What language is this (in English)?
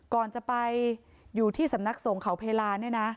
Thai